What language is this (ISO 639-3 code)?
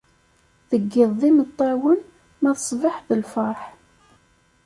kab